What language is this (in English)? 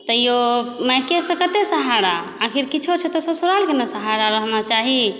Maithili